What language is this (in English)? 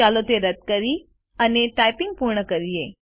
Gujarati